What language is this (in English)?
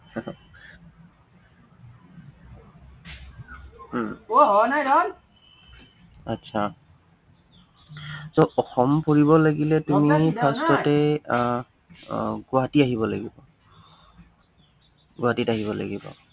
Assamese